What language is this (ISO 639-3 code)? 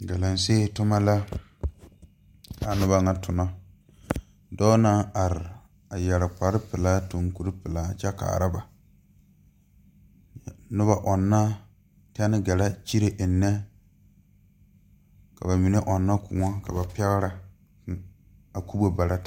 dga